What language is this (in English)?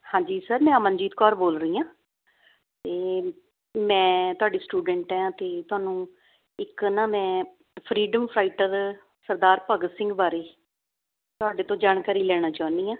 Punjabi